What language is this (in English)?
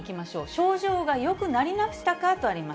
Japanese